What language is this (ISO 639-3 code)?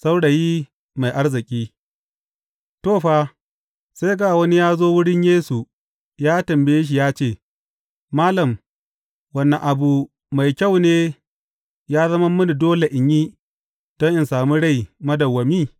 hau